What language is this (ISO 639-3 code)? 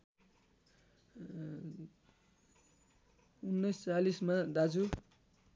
nep